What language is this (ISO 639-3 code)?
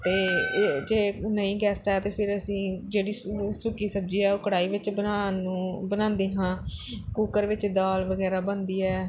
pan